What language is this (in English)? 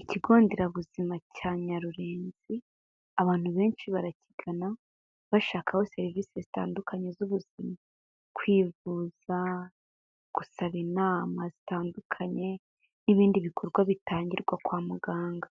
Kinyarwanda